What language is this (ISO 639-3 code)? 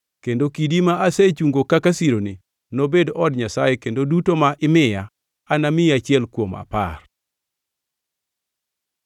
luo